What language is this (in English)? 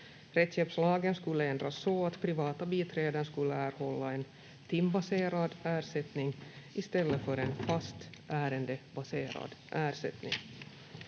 Finnish